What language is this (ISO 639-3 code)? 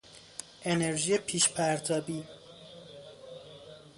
fas